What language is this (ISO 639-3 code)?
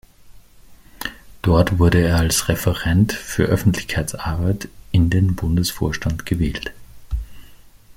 deu